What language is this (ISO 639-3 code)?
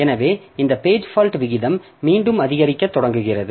tam